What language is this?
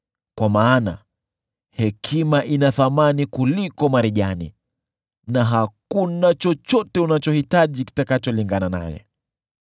Swahili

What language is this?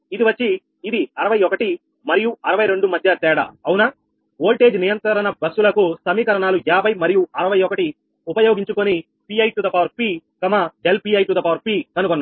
Telugu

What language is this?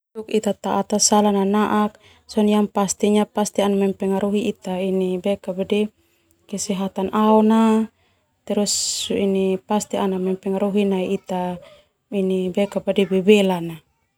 Termanu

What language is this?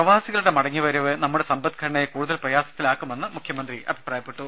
Malayalam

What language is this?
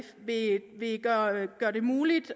Danish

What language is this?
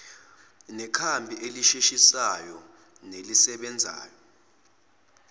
Zulu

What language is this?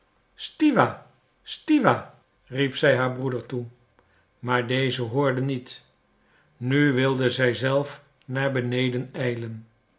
Dutch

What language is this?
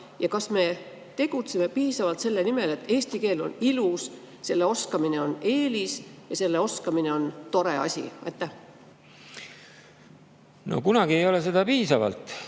Estonian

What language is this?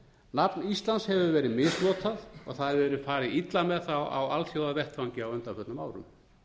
Icelandic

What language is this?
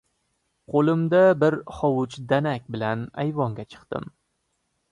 Uzbek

